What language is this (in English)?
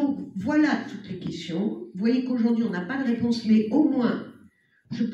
French